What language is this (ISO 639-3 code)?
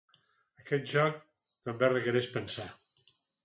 cat